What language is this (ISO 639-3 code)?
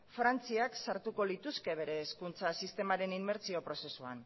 eus